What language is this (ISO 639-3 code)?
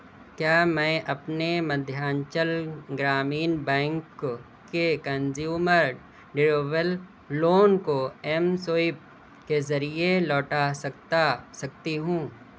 urd